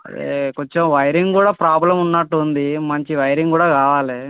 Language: Telugu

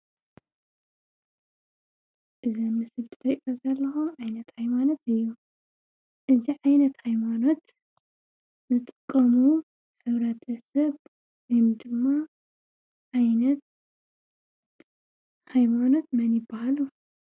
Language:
Tigrinya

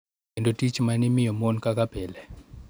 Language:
Luo (Kenya and Tanzania)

